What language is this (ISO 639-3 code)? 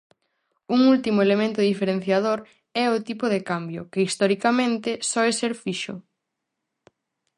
glg